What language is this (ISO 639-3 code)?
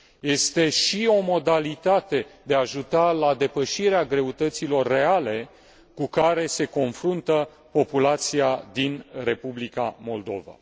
ron